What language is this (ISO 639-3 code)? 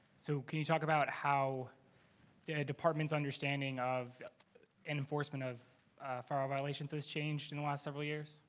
eng